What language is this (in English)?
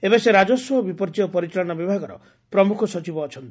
Odia